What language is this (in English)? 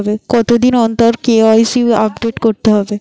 Bangla